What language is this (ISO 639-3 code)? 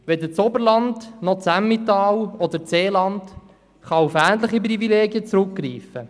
gsw